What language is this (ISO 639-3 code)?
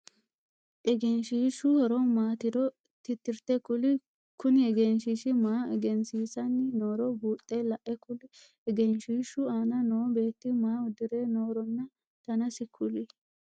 sid